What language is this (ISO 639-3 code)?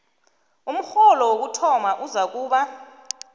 nbl